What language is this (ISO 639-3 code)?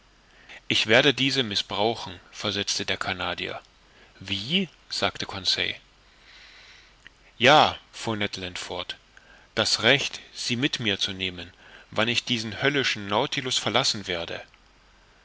deu